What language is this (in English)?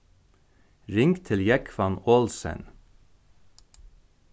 Faroese